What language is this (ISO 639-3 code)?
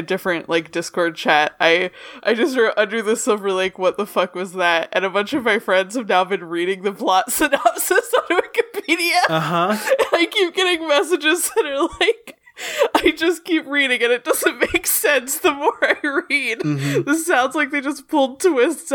eng